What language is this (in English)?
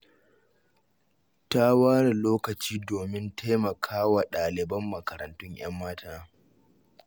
Hausa